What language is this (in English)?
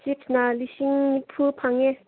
Manipuri